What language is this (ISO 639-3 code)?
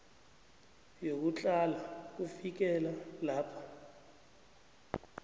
nbl